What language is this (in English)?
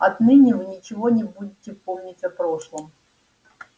Russian